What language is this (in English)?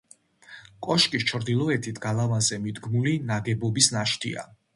Georgian